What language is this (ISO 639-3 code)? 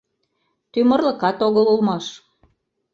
chm